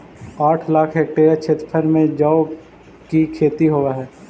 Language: Magahi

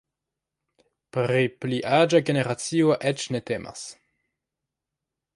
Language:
Esperanto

